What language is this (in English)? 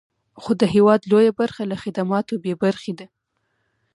Pashto